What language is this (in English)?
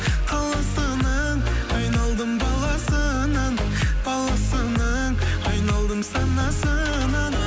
Kazakh